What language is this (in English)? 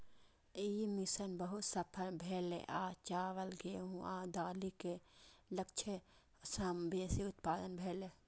Maithili